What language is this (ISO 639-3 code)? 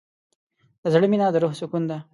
pus